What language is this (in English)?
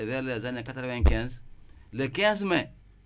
Wolof